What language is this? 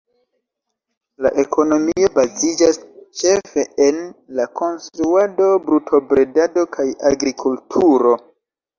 Esperanto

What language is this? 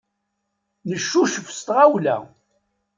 Kabyle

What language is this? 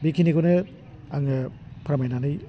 Bodo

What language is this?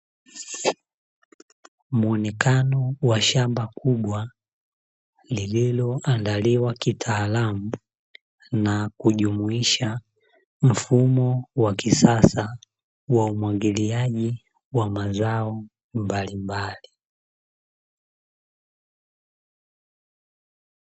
Swahili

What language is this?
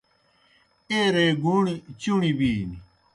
Kohistani Shina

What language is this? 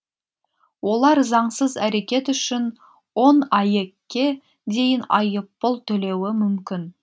Kazakh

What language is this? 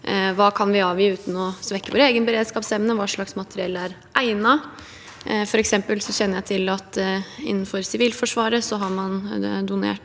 Norwegian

